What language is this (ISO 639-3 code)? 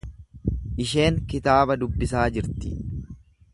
orm